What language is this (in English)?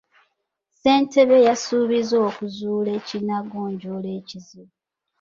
Ganda